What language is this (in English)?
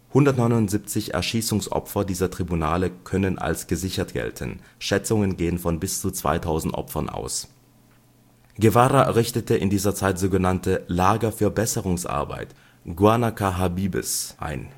German